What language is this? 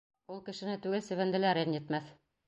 Bashkir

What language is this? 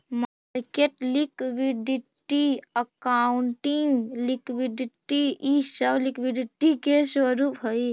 Magahi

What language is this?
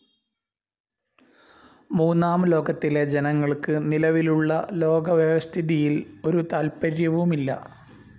Malayalam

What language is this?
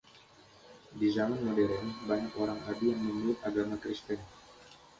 Indonesian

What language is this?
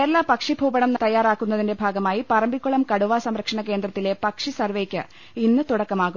Malayalam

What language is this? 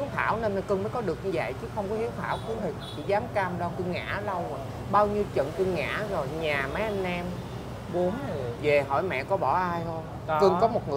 Vietnamese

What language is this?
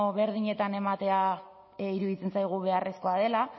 Basque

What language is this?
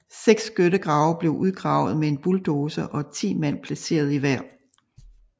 Danish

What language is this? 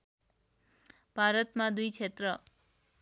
Nepali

